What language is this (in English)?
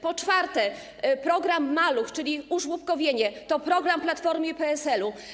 Polish